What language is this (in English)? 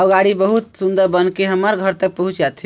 Chhattisgarhi